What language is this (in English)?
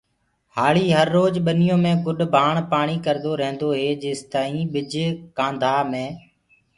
Gurgula